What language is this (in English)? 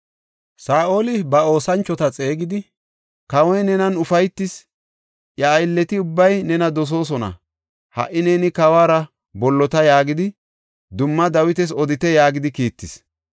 Gofa